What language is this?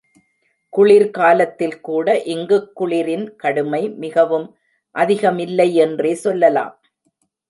Tamil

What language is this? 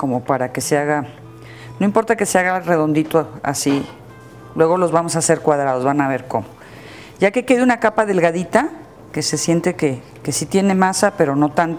Spanish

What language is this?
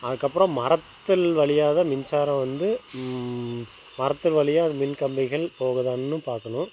Tamil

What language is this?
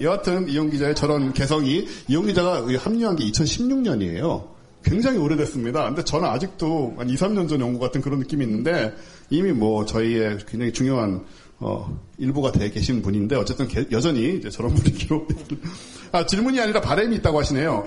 Korean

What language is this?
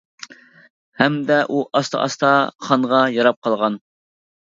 Uyghur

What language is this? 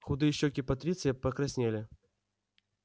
Russian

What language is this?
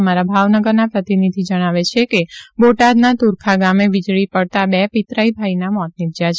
Gujarati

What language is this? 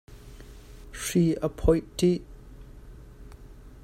Hakha Chin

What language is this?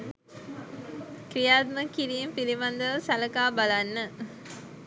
Sinhala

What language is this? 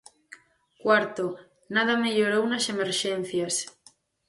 Galician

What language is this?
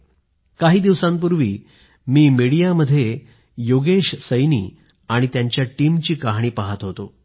Marathi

